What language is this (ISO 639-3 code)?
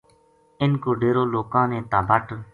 gju